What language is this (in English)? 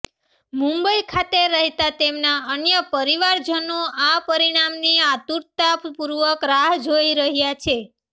Gujarati